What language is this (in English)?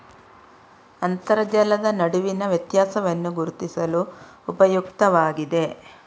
Kannada